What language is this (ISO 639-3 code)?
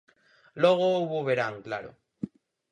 glg